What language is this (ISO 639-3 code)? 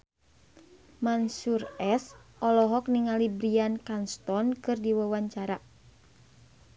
sun